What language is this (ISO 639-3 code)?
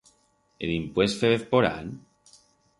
arg